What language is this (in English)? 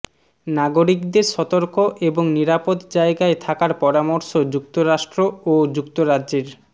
Bangla